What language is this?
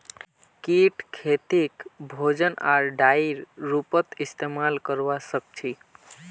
Magahi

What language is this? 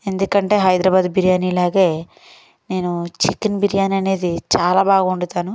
Telugu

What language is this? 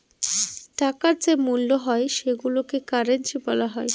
Bangla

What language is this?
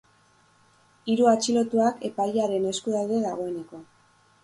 Basque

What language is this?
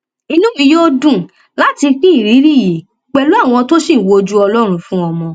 Yoruba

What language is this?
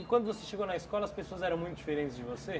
Portuguese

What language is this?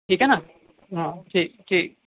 Urdu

